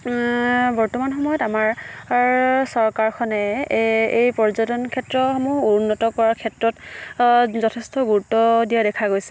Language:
Assamese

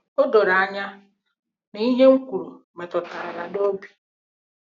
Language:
Igbo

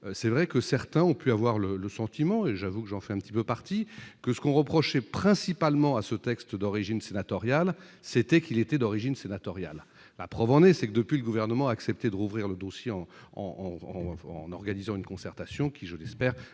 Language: French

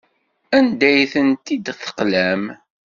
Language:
Kabyle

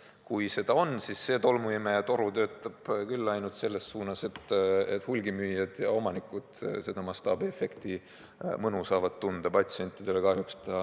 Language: Estonian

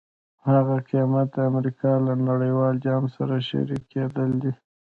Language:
Pashto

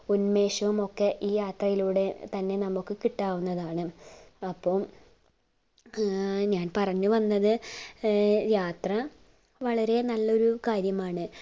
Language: Malayalam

